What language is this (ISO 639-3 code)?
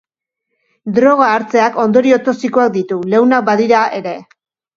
eus